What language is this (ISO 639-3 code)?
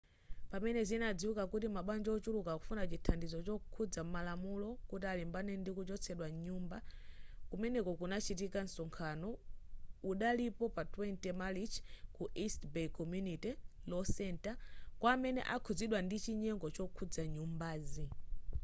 nya